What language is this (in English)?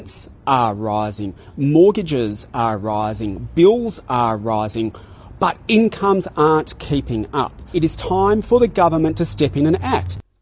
Indonesian